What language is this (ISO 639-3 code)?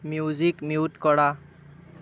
asm